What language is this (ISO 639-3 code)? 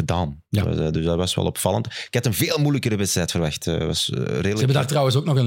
nld